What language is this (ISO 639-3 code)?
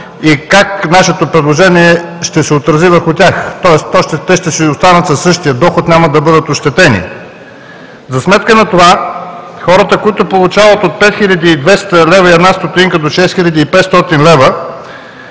bul